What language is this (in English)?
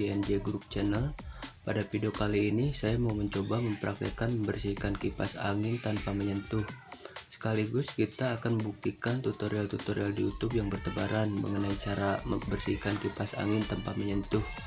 Indonesian